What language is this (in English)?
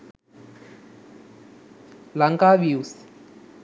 Sinhala